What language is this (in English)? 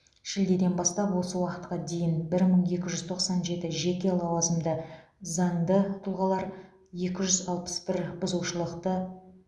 Kazakh